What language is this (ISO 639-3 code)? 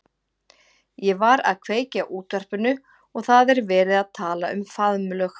isl